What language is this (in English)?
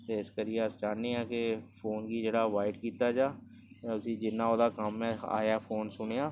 Dogri